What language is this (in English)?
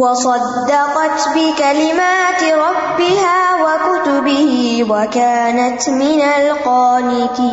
Urdu